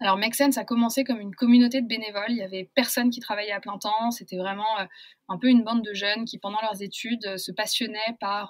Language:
French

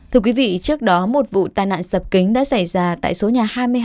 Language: Vietnamese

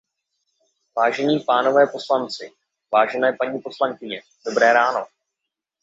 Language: Czech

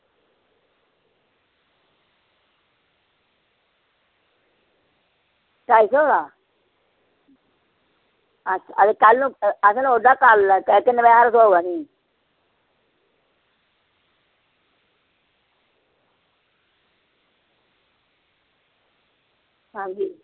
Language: Dogri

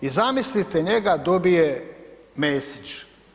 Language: Croatian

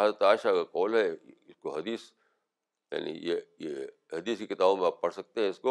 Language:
Urdu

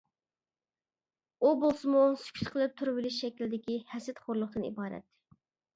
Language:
Uyghur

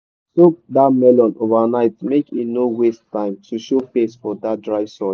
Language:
Nigerian Pidgin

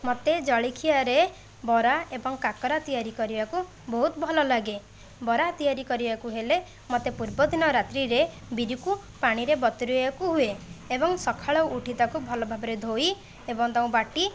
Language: Odia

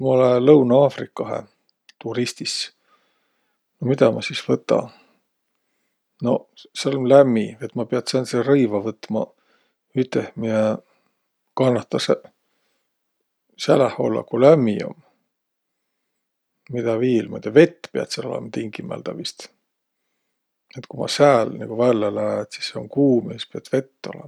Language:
Võro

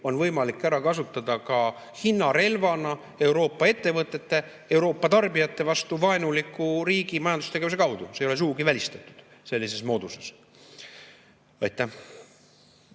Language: Estonian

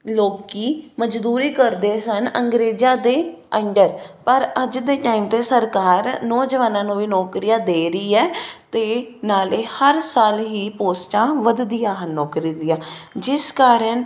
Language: Punjabi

